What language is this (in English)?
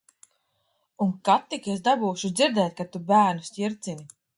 Latvian